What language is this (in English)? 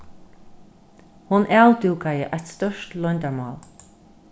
Faroese